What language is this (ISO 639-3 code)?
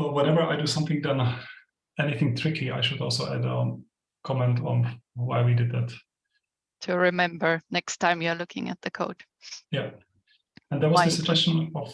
eng